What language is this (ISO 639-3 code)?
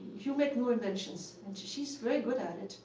eng